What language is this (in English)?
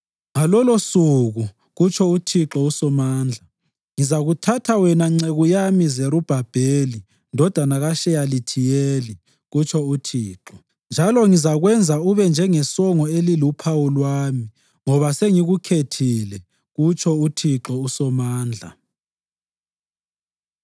North Ndebele